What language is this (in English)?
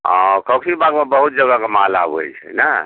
Maithili